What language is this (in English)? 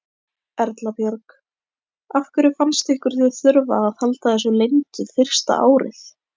Icelandic